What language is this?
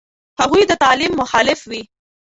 Pashto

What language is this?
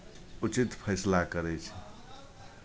Maithili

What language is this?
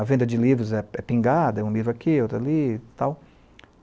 Portuguese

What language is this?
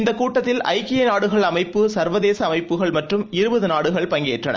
Tamil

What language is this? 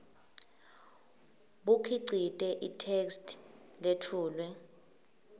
Swati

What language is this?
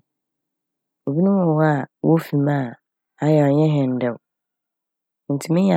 Akan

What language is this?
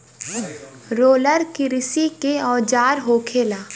Bhojpuri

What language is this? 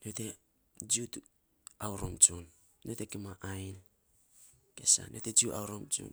Saposa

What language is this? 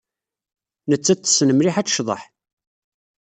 Kabyle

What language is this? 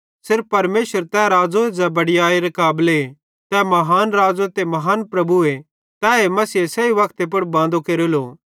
Bhadrawahi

